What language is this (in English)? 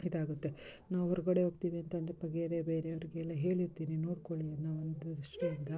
Kannada